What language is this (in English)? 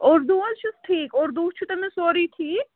Kashmiri